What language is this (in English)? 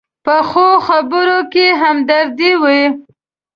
Pashto